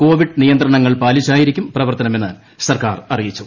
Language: Malayalam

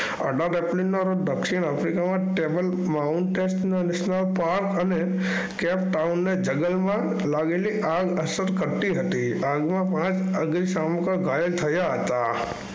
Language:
Gujarati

